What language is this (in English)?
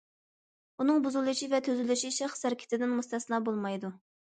Uyghur